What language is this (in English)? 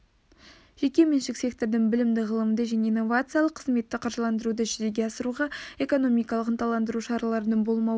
Kazakh